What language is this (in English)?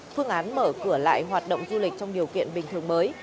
Vietnamese